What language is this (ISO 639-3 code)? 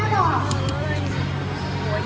tha